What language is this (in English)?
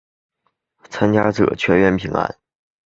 Chinese